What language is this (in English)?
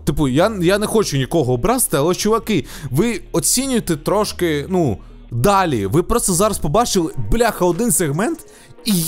Ukrainian